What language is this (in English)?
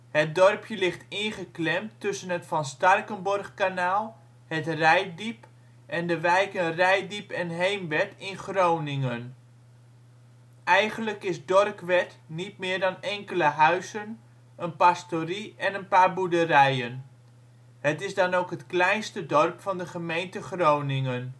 Dutch